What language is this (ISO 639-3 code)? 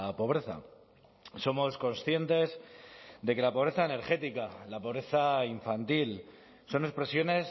spa